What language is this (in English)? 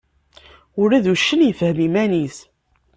Kabyle